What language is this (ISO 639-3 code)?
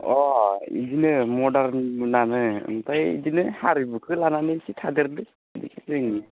brx